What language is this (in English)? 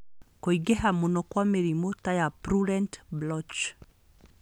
Kikuyu